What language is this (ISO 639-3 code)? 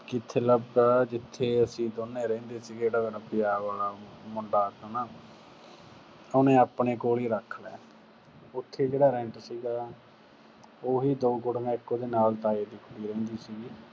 pan